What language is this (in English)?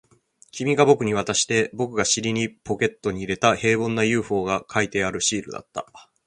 Japanese